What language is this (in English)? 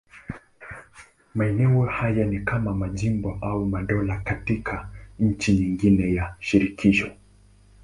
Swahili